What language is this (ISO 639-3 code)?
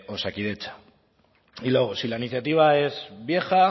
spa